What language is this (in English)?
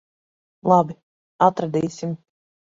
Latvian